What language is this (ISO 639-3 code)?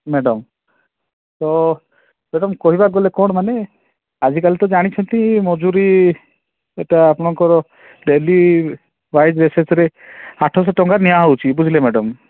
ori